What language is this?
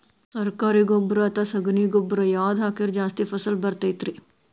Kannada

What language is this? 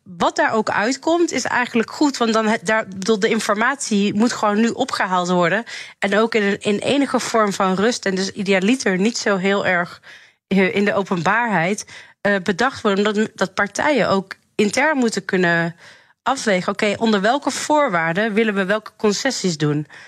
Dutch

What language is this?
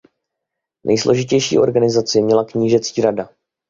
Czech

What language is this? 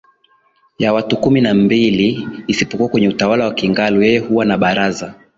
Swahili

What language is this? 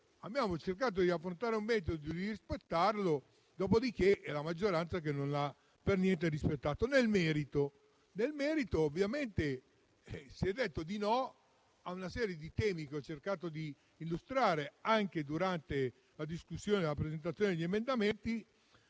Italian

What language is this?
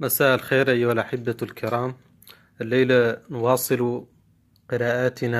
Arabic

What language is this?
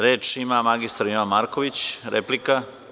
Serbian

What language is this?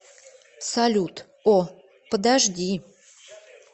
Russian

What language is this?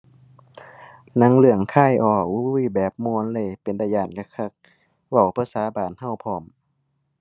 Thai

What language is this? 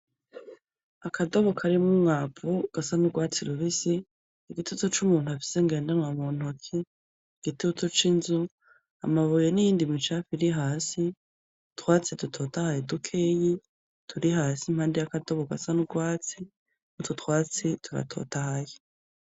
Rundi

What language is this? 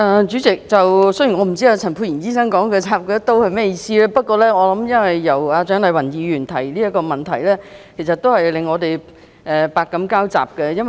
Cantonese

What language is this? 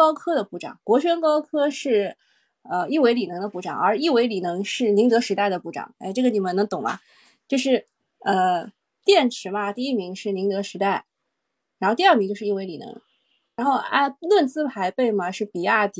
Chinese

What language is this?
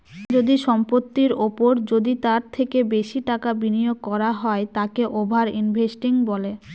Bangla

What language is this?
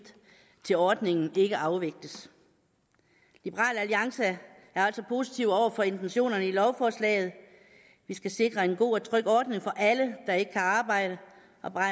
Danish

